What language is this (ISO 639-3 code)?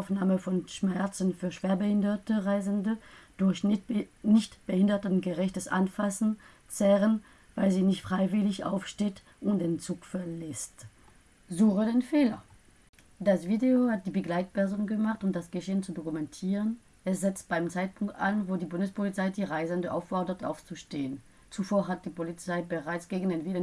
deu